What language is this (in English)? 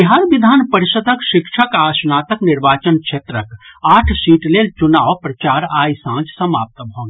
Maithili